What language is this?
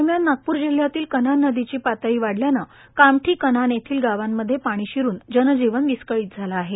Marathi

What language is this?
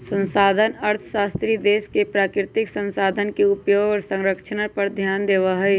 Magahi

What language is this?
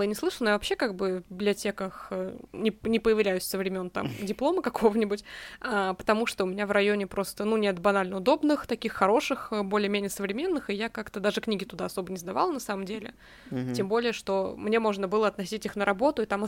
Russian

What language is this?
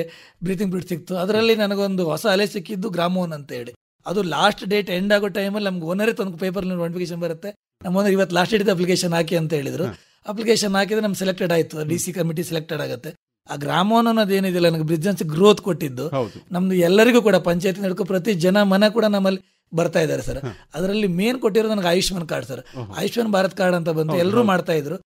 Kannada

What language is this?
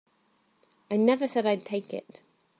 English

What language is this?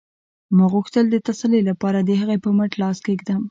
Pashto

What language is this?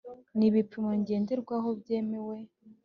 Kinyarwanda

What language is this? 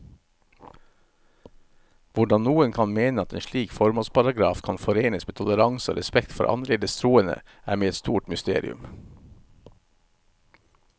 Norwegian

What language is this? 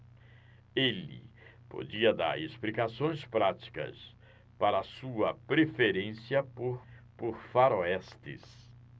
Portuguese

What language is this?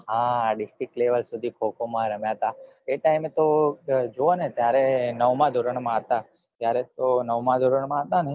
Gujarati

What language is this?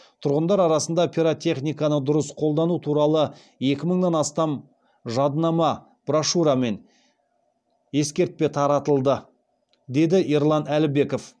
Kazakh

